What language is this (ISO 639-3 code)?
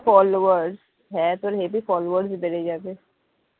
ben